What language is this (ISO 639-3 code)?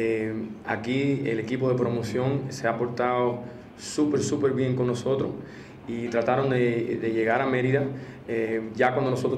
spa